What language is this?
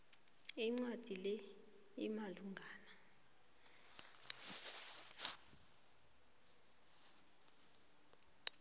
South Ndebele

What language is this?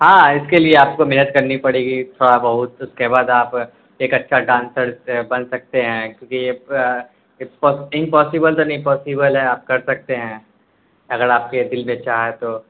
Urdu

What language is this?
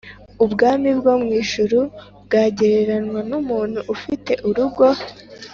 Kinyarwanda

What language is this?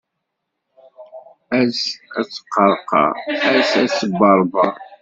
Kabyle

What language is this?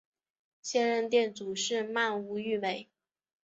Chinese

